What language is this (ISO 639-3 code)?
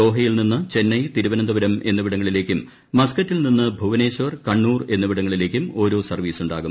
mal